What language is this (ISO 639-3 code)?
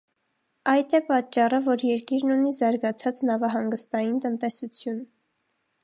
hye